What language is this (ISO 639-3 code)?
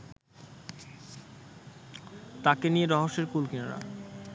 ben